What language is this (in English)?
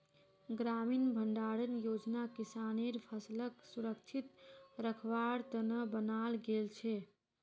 Magahi